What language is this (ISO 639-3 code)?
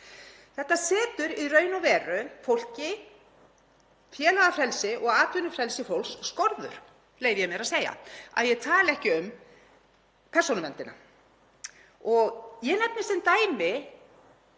isl